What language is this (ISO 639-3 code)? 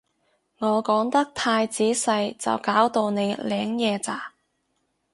yue